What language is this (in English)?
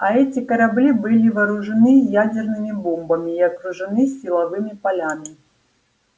Russian